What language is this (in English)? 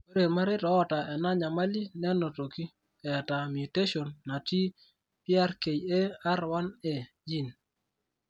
Masai